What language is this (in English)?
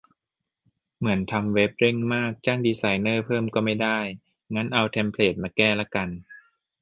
Thai